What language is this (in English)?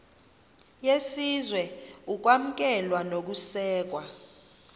Xhosa